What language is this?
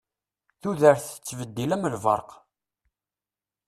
Kabyle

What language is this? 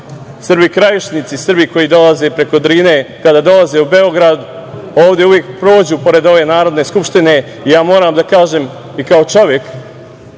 Serbian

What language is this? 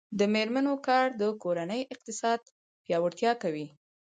Pashto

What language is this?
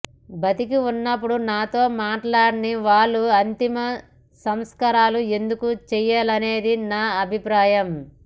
Telugu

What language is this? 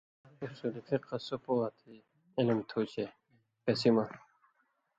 Indus Kohistani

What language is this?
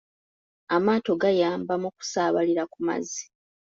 Ganda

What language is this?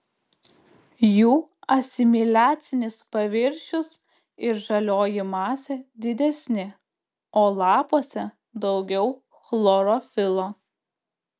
Lithuanian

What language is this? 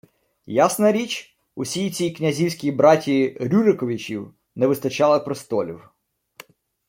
Ukrainian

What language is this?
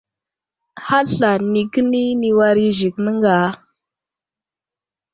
Wuzlam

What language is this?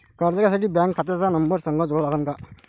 Marathi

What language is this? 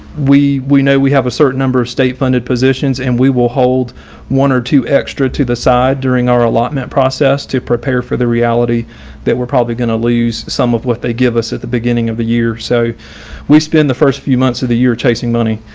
English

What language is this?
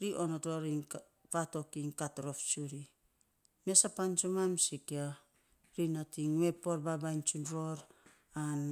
Saposa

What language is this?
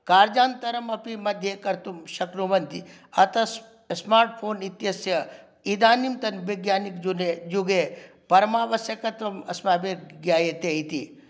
Sanskrit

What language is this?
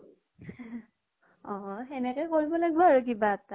Assamese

